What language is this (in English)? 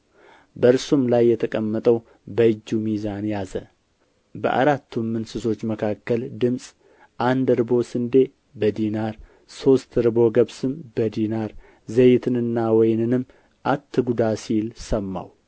Amharic